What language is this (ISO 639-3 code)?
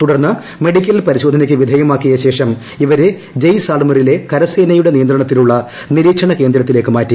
mal